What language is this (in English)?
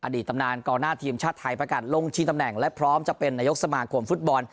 Thai